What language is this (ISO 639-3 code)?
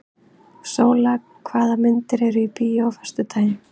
isl